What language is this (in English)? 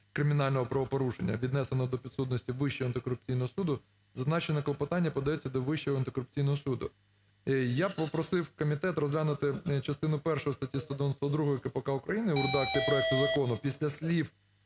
Ukrainian